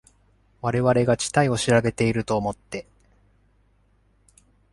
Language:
Japanese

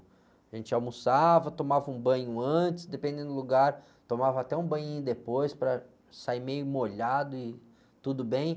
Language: Portuguese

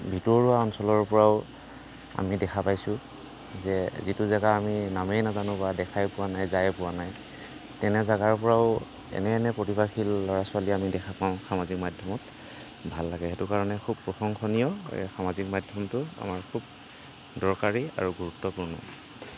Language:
Assamese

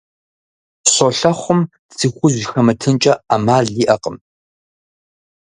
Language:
Kabardian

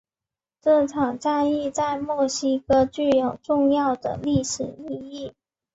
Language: Chinese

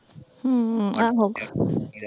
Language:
Punjabi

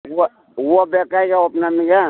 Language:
Kannada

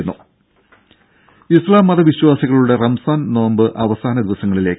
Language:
Malayalam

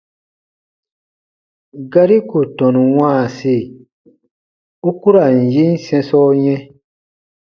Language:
Baatonum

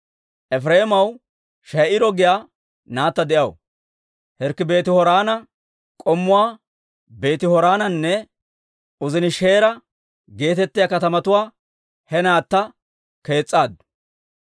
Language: Dawro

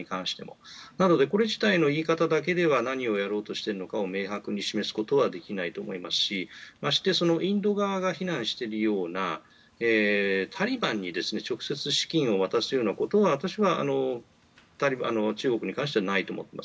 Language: Japanese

